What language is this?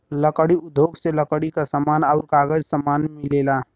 Bhojpuri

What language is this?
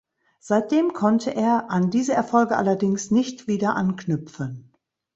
German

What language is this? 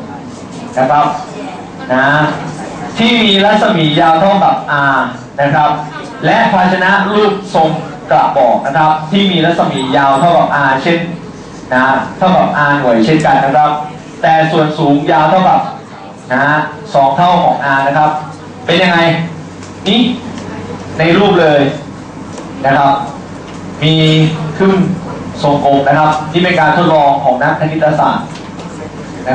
Thai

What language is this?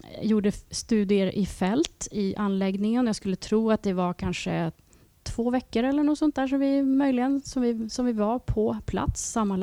Swedish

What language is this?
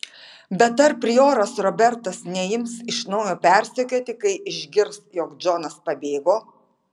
Lithuanian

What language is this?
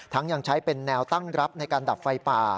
Thai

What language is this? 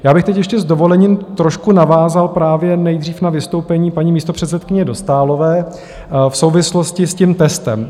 Czech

